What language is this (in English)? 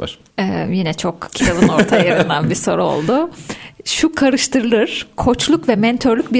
Turkish